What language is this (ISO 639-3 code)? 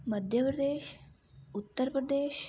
doi